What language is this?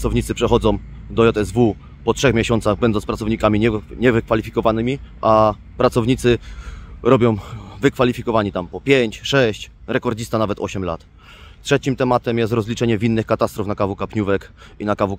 Polish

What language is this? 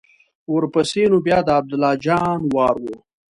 Pashto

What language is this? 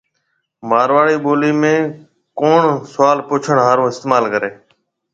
Marwari (Pakistan)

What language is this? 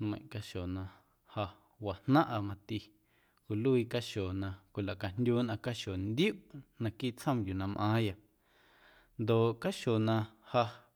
Guerrero Amuzgo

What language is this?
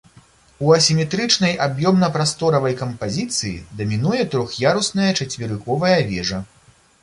Belarusian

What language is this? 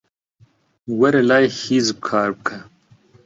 Central Kurdish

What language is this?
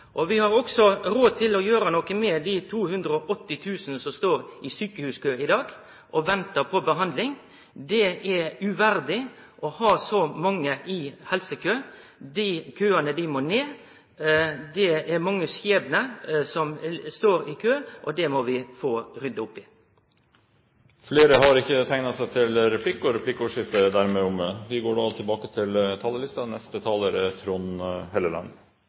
Norwegian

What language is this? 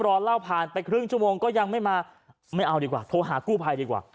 Thai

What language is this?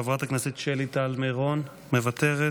Hebrew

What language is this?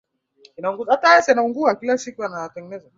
Swahili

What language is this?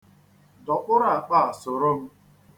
Igbo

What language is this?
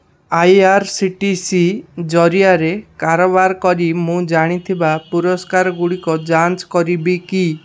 Odia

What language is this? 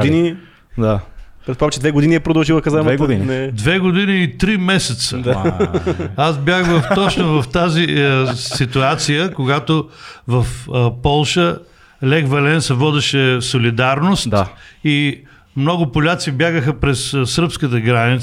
Bulgarian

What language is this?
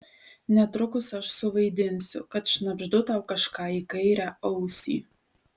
Lithuanian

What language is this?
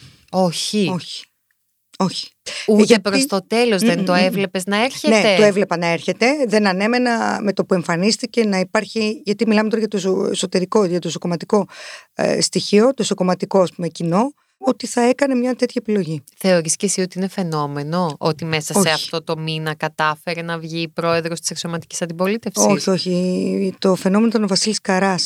Greek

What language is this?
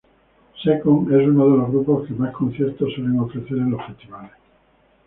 Spanish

